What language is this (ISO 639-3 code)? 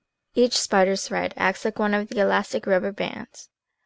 eng